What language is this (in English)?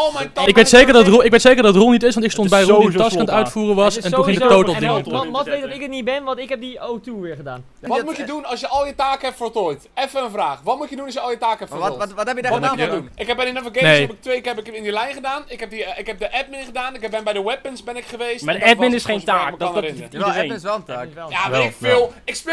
Dutch